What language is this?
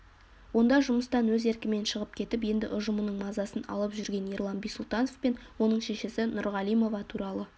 Kazakh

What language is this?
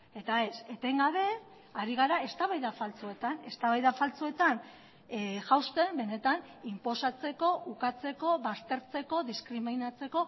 Basque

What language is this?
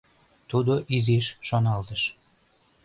Mari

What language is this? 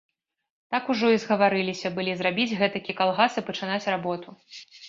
Belarusian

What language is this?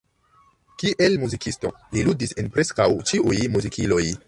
Esperanto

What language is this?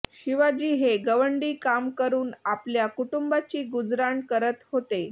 Marathi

